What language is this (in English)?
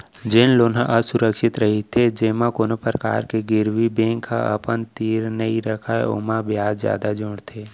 Chhattisgarhi